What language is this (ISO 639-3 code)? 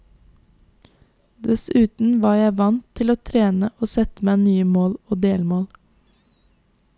nor